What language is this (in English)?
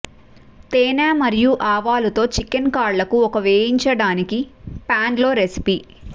Telugu